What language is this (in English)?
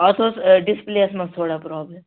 Kashmiri